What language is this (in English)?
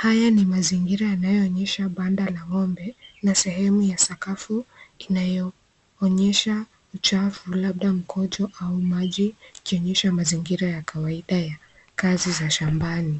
Swahili